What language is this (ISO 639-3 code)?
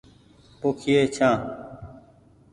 gig